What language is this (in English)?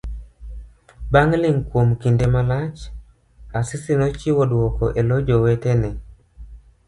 Luo (Kenya and Tanzania)